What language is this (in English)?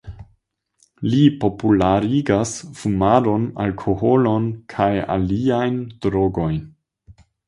Esperanto